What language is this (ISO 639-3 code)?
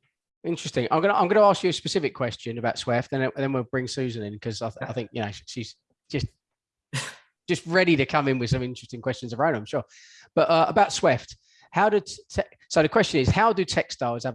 eng